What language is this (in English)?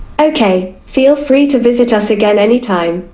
English